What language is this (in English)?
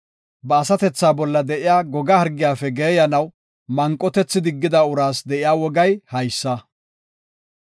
Gofa